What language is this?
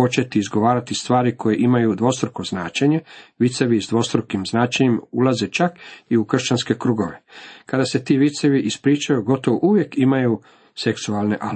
Croatian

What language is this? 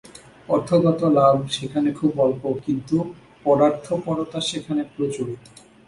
Bangla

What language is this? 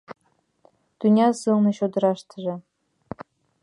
Mari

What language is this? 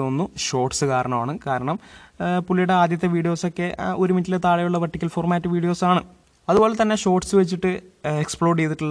Malayalam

